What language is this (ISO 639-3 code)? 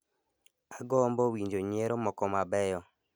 luo